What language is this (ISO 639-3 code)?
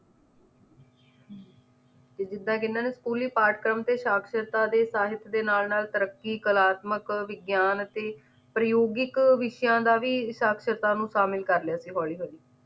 pan